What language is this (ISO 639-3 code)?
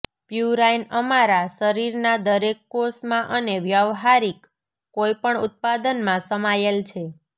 guj